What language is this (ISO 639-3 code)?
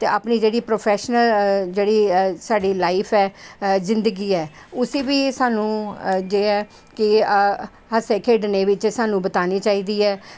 doi